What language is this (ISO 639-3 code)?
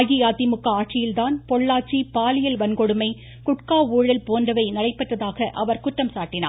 tam